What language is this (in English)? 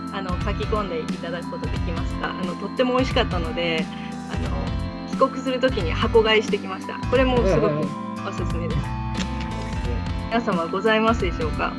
Japanese